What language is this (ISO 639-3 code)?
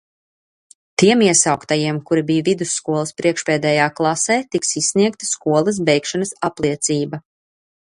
lav